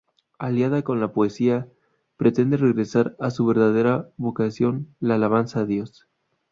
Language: Spanish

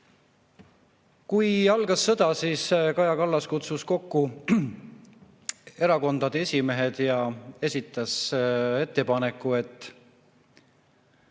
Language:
Estonian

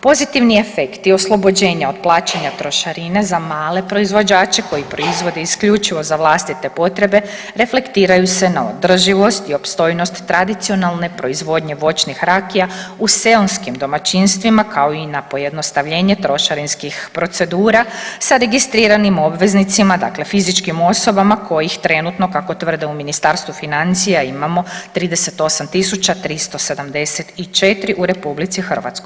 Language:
Croatian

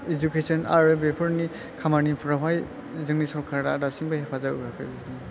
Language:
Bodo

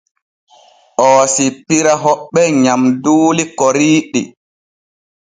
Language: Borgu Fulfulde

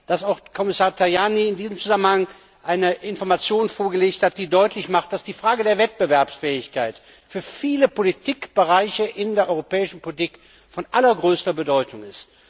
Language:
German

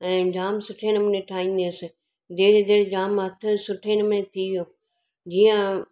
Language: Sindhi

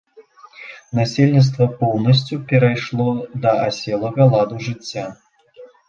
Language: Belarusian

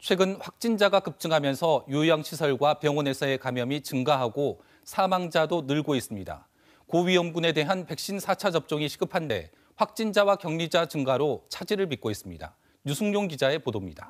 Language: Korean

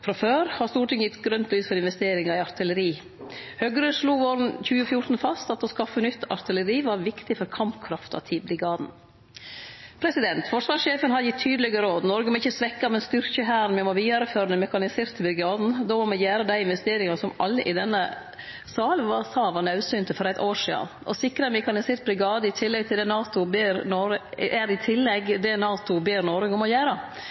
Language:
Norwegian Nynorsk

